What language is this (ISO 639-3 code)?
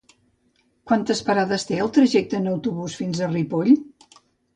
cat